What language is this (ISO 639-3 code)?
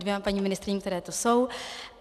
ces